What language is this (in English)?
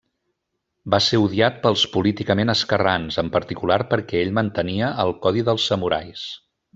Catalan